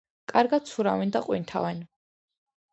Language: Georgian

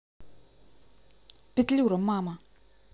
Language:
Russian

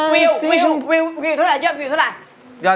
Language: Thai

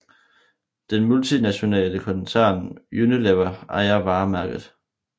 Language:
Danish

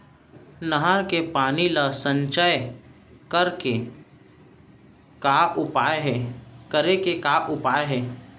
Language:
Chhattisgarhi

